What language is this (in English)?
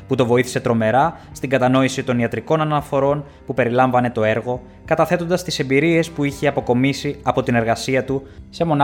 Greek